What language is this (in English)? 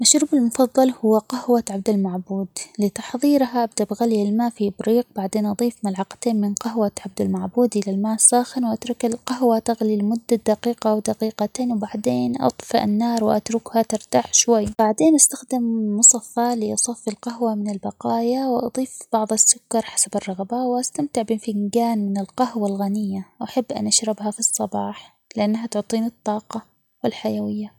Omani Arabic